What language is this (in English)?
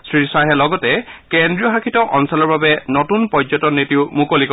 Assamese